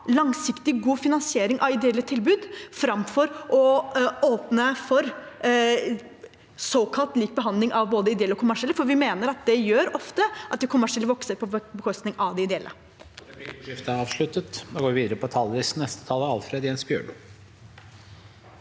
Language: Norwegian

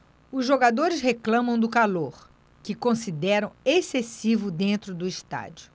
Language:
Portuguese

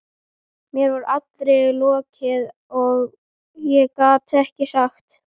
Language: Icelandic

